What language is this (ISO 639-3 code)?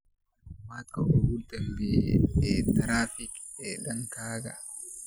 som